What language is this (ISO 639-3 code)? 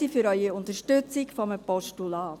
gsw